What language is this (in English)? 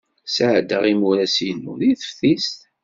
Kabyle